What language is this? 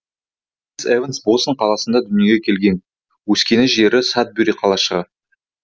Kazakh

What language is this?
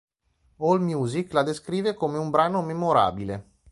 Italian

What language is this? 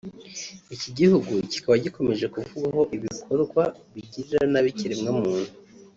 Kinyarwanda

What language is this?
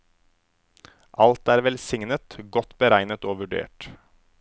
Norwegian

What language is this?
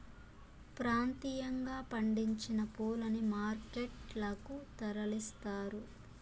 Telugu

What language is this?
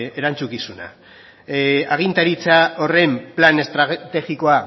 Basque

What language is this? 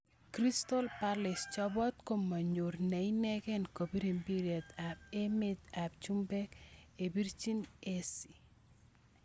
Kalenjin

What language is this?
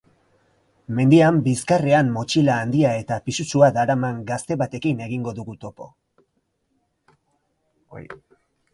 Basque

